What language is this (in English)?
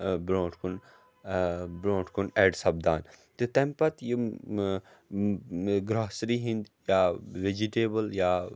Kashmiri